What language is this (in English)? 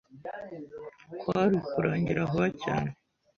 Kinyarwanda